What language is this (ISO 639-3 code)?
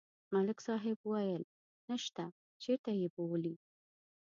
pus